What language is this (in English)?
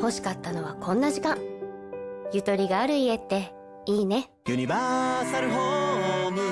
Japanese